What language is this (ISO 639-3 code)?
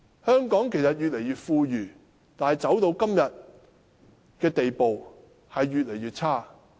yue